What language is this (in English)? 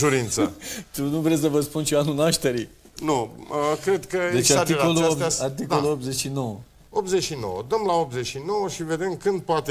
Romanian